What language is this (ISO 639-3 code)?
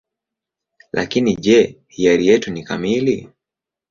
swa